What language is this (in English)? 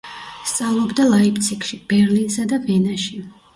Georgian